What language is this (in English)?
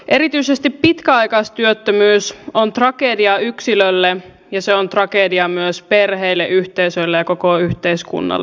Finnish